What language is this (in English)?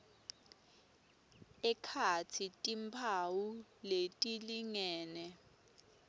Swati